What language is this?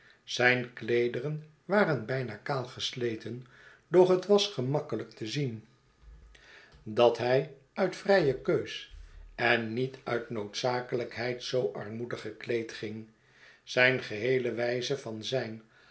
Dutch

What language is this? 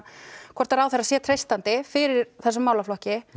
Icelandic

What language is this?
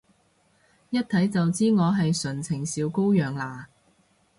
Cantonese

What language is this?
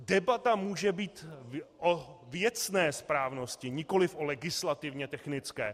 Czech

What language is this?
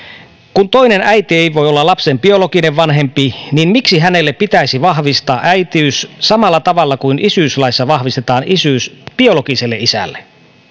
Finnish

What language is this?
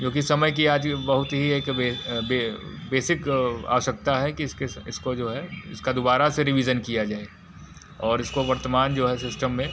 Hindi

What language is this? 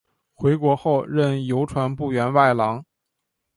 Chinese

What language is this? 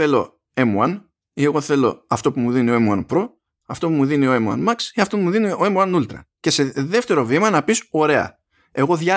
Greek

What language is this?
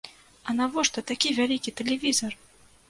Belarusian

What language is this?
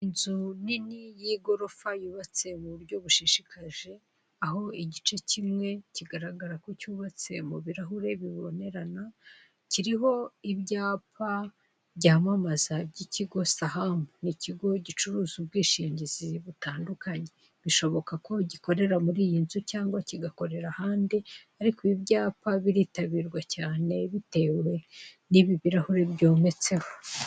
Kinyarwanda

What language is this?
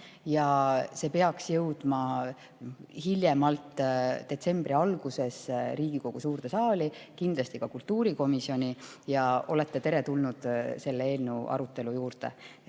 Estonian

